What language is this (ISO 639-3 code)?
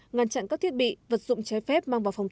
vie